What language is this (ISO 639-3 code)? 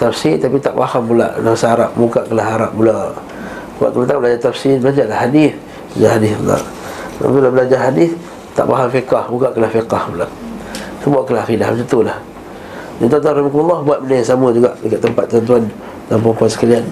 msa